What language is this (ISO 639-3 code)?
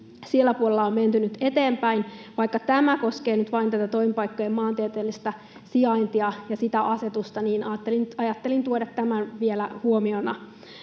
fin